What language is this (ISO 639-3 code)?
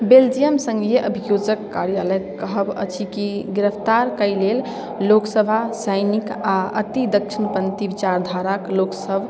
mai